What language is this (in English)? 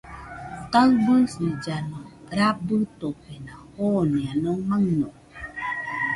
Nüpode Huitoto